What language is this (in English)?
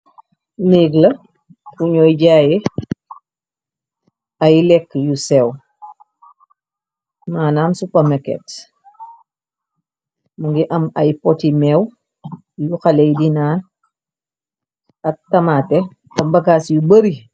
Wolof